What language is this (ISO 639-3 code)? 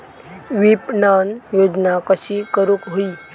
mar